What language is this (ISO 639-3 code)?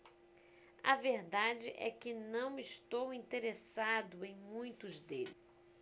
por